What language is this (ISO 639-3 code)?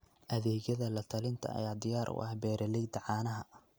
som